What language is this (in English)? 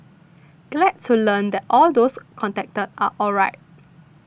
English